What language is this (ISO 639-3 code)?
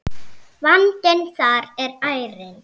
isl